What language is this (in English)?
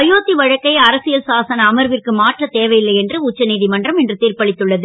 Tamil